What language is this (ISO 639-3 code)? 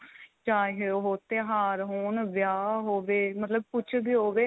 pan